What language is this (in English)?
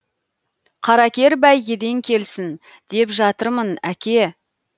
Kazakh